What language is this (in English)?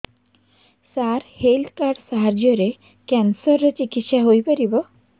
Odia